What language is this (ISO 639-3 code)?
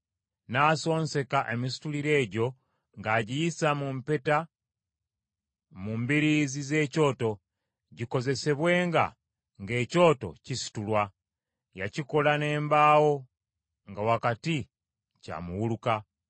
lug